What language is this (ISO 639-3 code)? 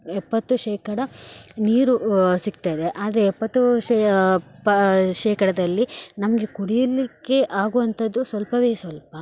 kan